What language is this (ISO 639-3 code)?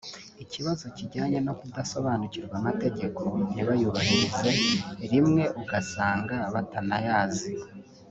kin